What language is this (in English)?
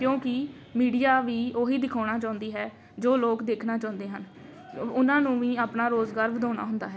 Punjabi